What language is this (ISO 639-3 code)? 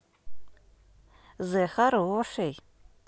rus